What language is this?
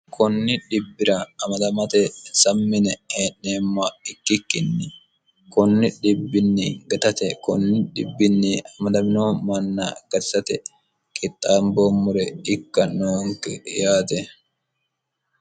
Sidamo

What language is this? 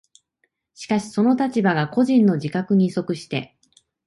Japanese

